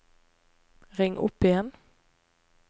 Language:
Norwegian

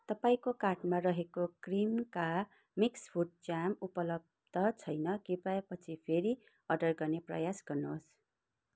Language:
Nepali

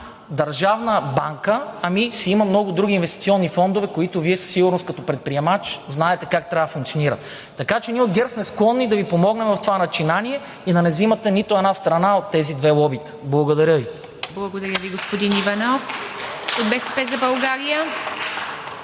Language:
Bulgarian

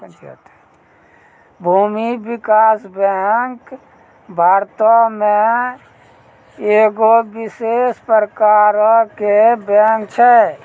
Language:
Maithili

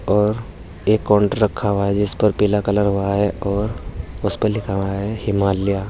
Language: Hindi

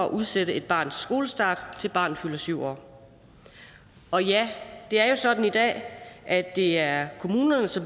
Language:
Danish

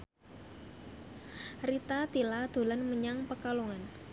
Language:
Javanese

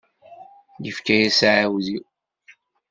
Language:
Kabyle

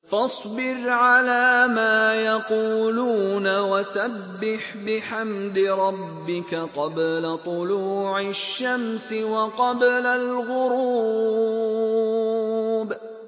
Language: Arabic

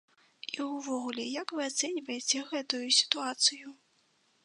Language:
Belarusian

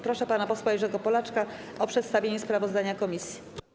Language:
Polish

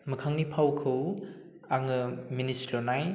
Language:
Bodo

